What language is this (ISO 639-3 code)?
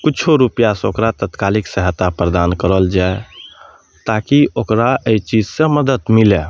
mai